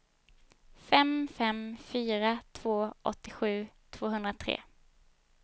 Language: Swedish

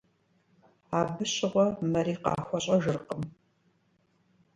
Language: Kabardian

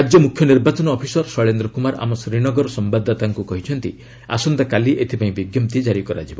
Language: Odia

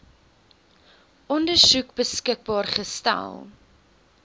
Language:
Afrikaans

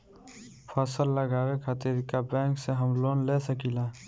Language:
Bhojpuri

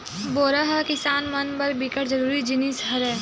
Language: Chhattisgarhi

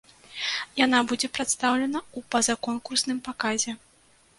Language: Belarusian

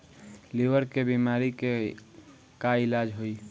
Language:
Bhojpuri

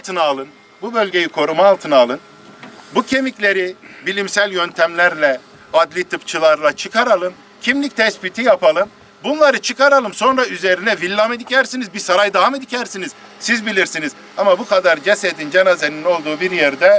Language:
Turkish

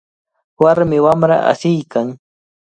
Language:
Cajatambo North Lima Quechua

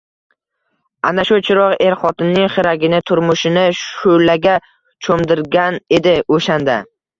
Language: Uzbek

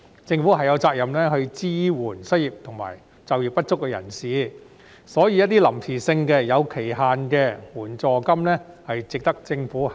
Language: Cantonese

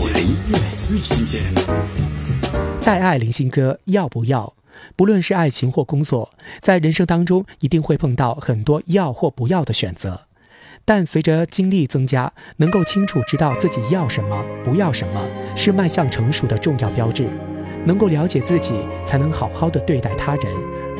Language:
Chinese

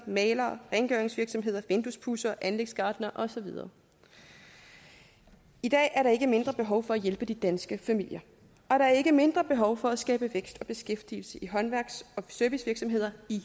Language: Danish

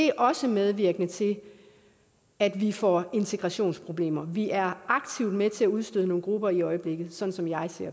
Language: Danish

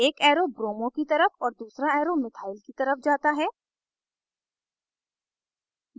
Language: Hindi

